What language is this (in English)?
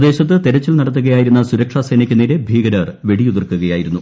Malayalam